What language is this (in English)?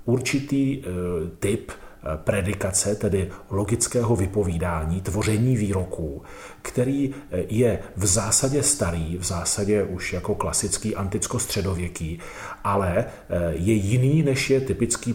Czech